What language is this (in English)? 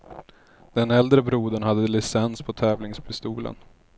Swedish